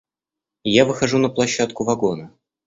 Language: Russian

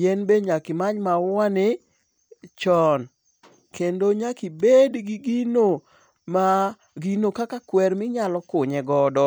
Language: Luo (Kenya and Tanzania)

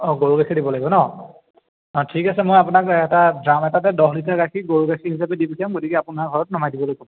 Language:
Assamese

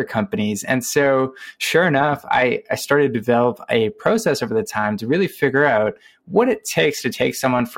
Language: English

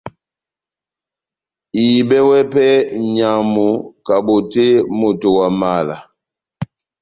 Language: Batanga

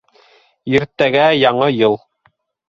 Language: Bashkir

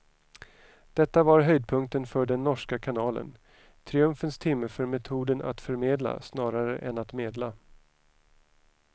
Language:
Swedish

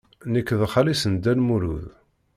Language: Kabyle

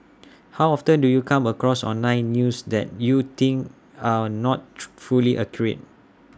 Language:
English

